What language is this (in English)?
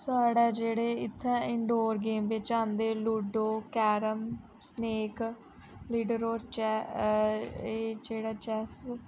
Dogri